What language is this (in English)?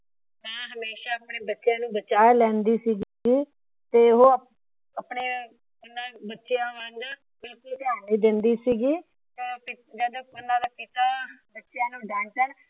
Punjabi